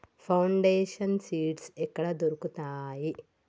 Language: Telugu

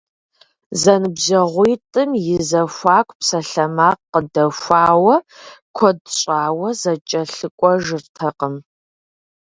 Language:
Kabardian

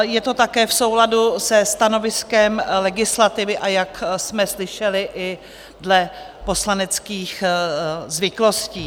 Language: Czech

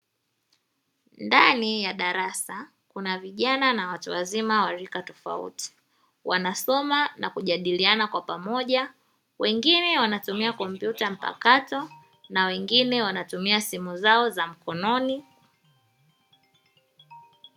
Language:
Swahili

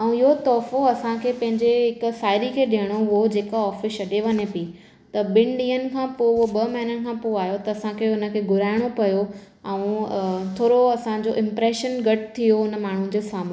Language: Sindhi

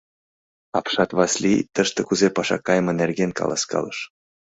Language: Mari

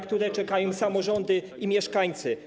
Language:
Polish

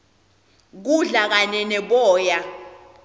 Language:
Swati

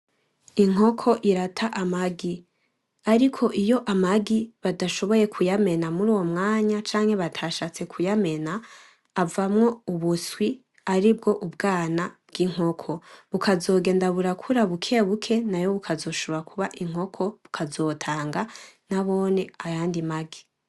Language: Rundi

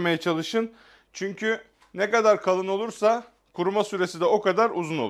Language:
Turkish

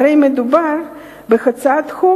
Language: Hebrew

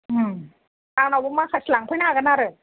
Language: Bodo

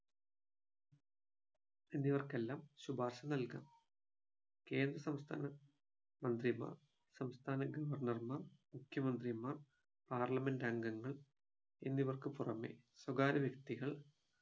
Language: Malayalam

